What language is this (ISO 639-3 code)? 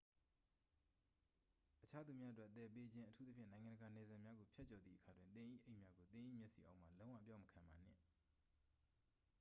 mya